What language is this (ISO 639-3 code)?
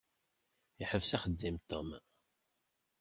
kab